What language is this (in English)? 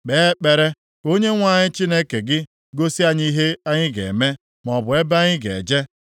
Igbo